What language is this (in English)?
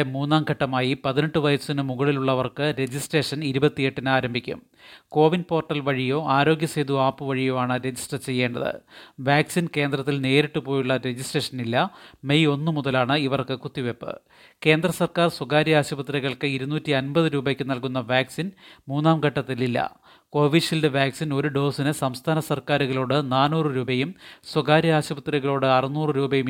Malayalam